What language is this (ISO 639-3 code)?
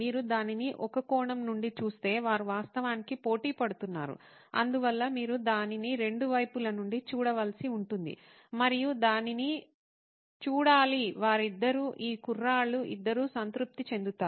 tel